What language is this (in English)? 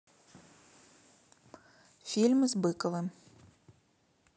Russian